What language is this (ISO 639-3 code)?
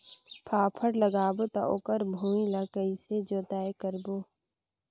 hne